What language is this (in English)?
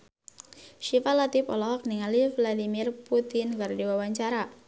Sundanese